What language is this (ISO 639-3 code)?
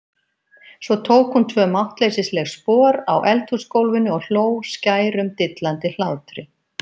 isl